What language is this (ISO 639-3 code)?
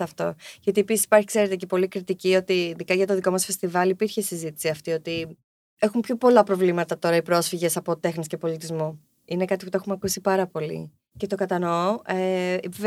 ell